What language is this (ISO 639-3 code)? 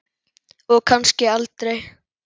isl